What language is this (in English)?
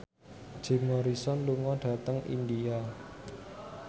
Javanese